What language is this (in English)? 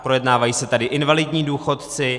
Czech